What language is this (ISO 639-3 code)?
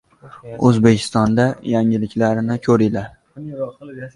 uzb